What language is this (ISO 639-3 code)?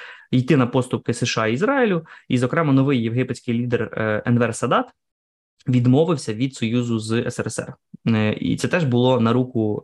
ukr